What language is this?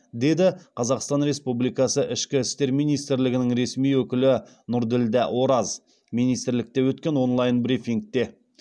Kazakh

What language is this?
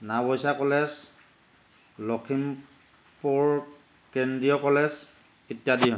Assamese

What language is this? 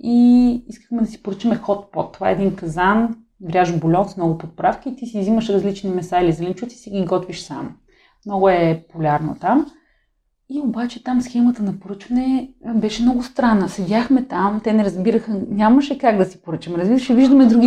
Bulgarian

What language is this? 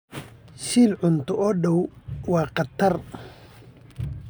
Somali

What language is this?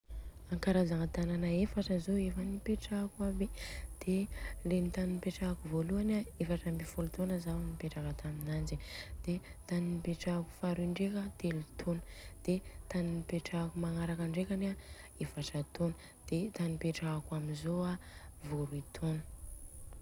Southern Betsimisaraka Malagasy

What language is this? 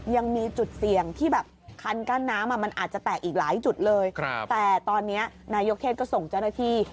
Thai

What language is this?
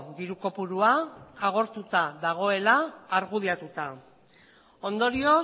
Basque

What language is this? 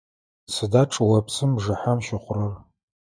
Adyghe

